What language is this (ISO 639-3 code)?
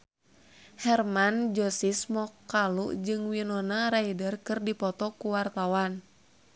sun